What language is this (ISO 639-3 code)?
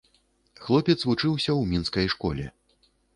bel